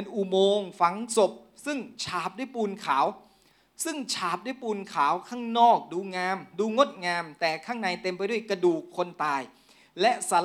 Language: Thai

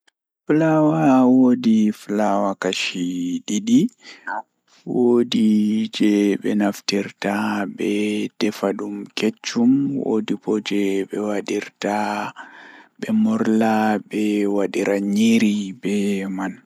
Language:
Fula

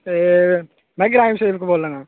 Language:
Dogri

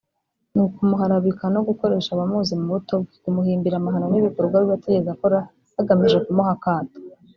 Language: Kinyarwanda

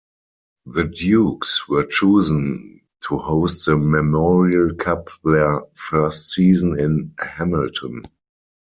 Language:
English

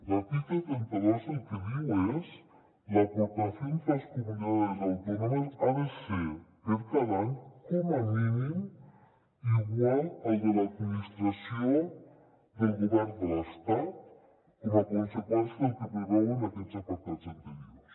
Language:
Catalan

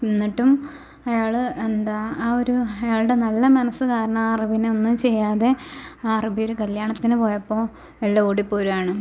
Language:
Malayalam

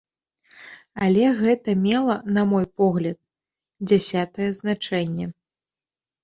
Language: Belarusian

